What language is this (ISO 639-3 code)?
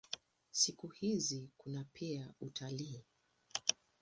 swa